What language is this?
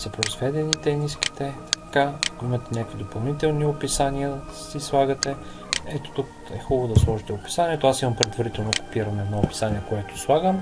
Bulgarian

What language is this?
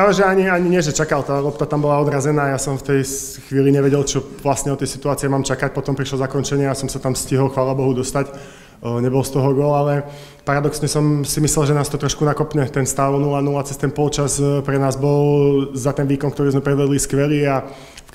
Czech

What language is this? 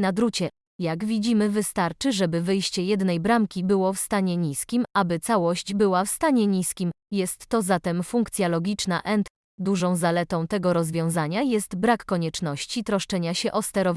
Polish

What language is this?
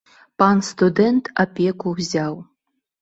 Belarusian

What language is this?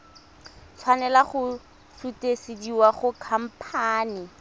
Tswana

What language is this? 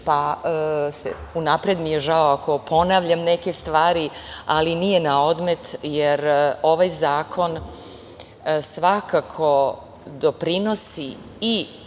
Serbian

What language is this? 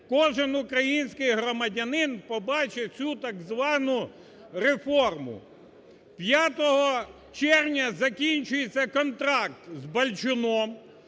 Ukrainian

